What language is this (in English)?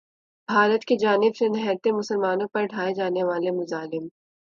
Urdu